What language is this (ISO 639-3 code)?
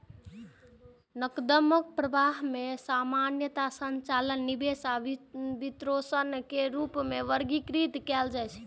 mai